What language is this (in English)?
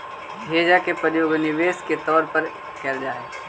Magahi